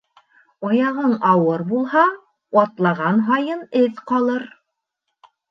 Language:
Bashkir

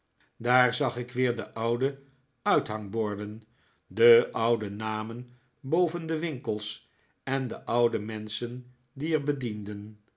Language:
Dutch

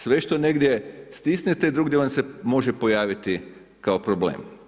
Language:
Croatian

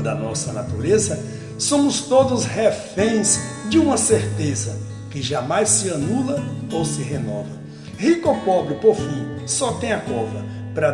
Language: Portuguese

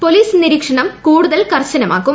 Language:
Malayalam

